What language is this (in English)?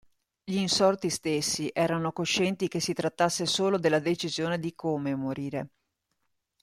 Italian